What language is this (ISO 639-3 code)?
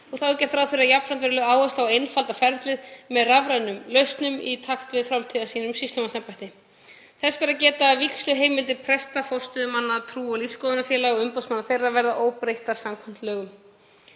isl